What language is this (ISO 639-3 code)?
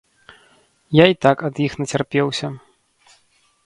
bel